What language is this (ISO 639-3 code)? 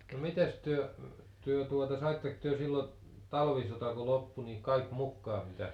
fin